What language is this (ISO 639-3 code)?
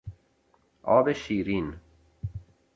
fas